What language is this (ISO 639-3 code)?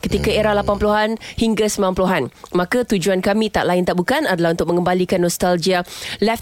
msa